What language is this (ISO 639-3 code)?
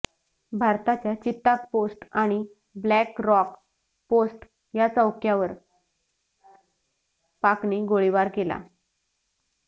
mar